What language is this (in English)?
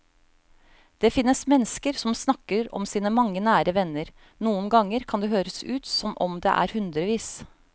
Norwegian